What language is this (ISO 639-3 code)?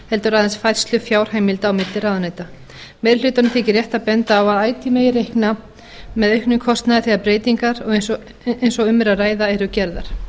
isl